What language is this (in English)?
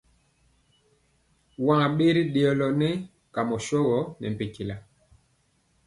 Mpiemo